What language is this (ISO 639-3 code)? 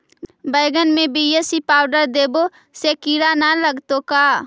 mag